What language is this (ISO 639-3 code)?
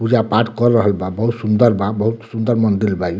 bho